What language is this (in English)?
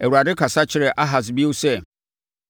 Akan